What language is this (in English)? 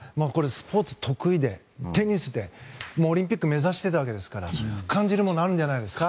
Japanese